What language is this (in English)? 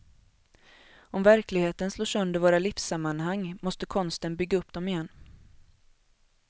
Swedish